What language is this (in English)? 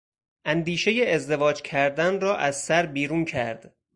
Persian